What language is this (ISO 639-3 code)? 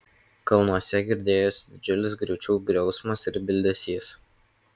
lit